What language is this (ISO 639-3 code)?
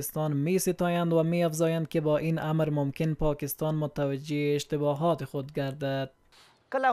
fas